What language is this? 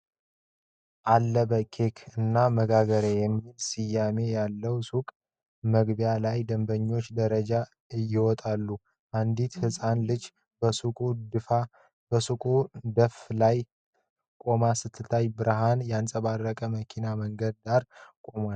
Amharic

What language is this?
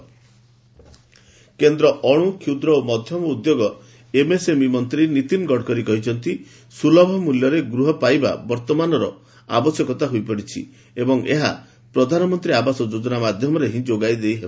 Odia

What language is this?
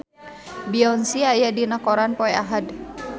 Sundanese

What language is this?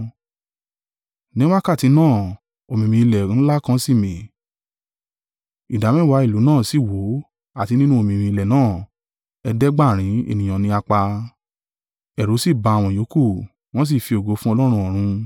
Yoruba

